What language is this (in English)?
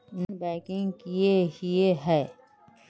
Magahi